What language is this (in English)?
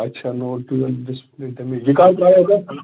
Kashmiri